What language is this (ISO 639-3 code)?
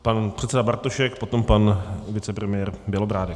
ces